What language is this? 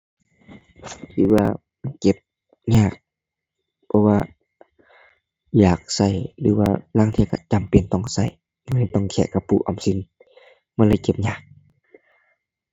Thai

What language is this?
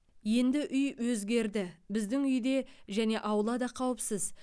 Kazakh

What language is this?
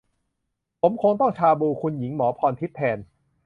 Thai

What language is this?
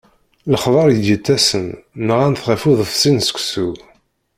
Kabyle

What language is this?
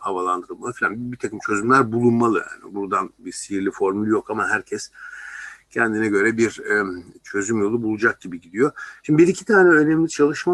Turkish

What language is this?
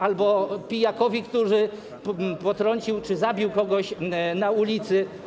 Polish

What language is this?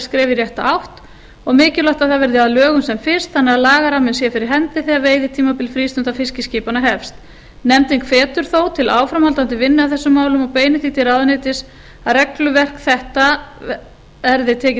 Icelandic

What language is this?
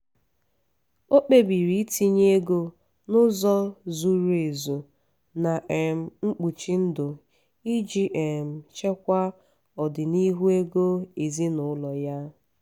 Igbo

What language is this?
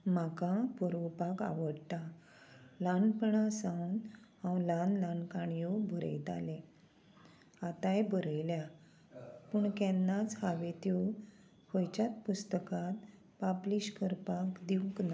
Konkani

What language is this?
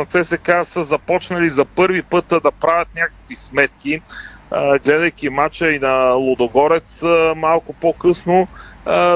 Bulgarian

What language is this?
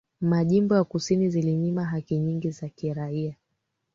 Swahili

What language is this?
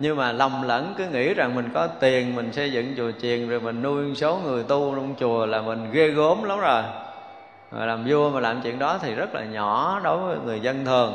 Vietnamese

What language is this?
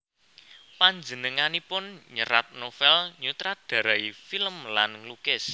Javanese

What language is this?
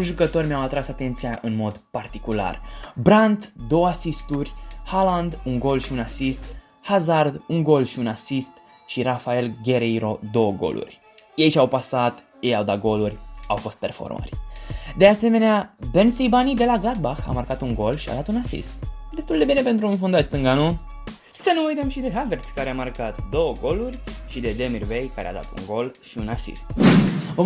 Romanian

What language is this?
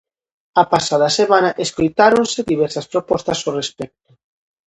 Galician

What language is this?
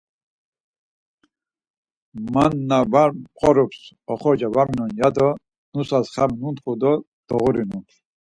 Laz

